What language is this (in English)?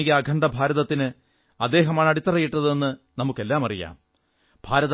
Malayalam